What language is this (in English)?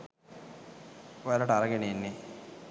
Sinhala